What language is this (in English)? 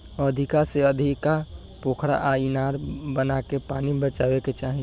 Bhojpuri